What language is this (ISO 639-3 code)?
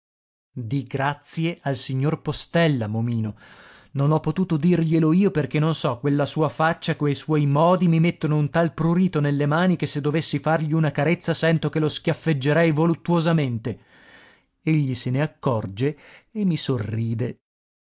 ita